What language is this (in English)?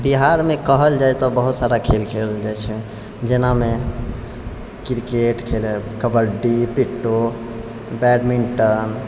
Maithili